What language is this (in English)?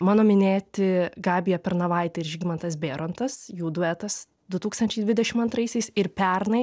Lithuanian